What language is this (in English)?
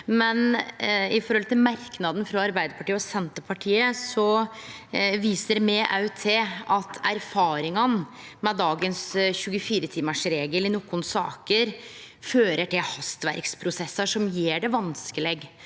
Norwegian